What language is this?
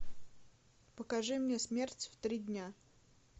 Russian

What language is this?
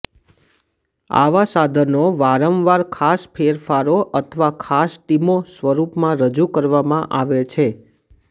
Gujarati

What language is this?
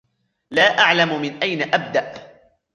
Arabic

